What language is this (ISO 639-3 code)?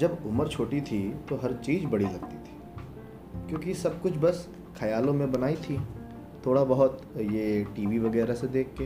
hin